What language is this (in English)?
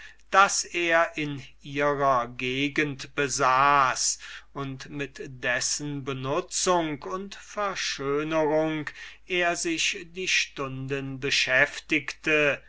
German